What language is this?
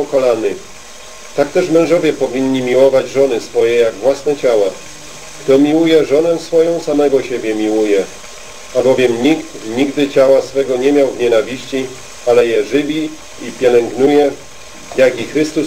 Polish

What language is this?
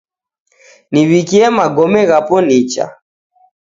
Taita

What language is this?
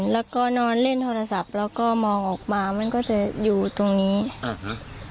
Thai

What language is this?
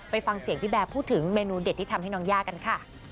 Thai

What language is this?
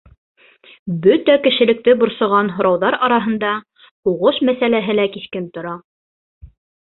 Bashkir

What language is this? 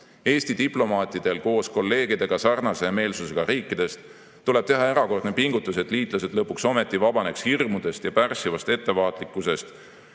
Estonian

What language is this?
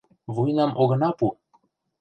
Mari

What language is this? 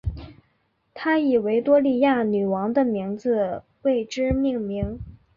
Chinese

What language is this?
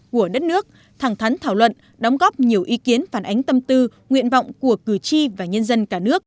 Vietnamese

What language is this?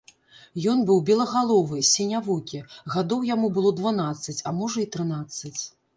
Belarusian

